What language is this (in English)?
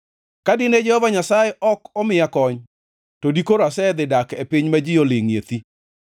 Luo (Kenya and Tanzania)